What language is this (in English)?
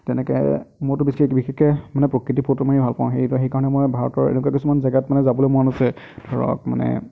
Assamese